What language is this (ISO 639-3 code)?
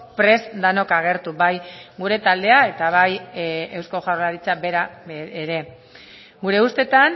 eus